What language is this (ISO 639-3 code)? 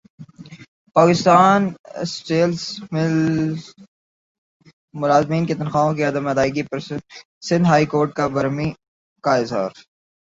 urd